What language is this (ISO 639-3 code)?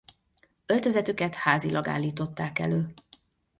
hun